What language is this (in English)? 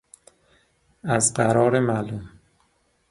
Persian